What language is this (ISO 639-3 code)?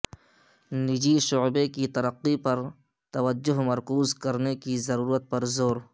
urd